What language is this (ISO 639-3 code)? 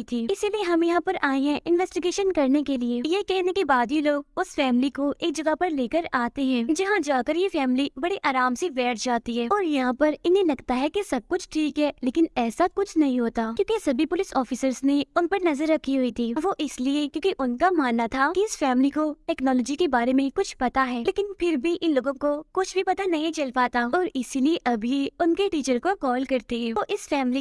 hin